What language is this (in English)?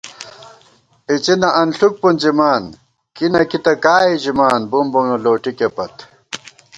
Gawar-Bati